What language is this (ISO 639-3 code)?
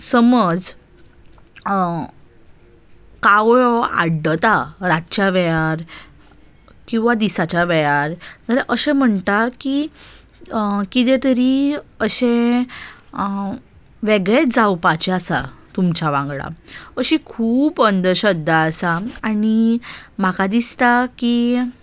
kok